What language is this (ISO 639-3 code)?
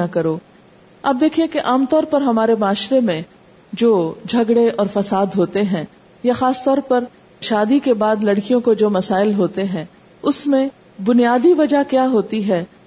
urd